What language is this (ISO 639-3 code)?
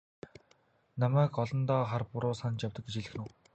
mon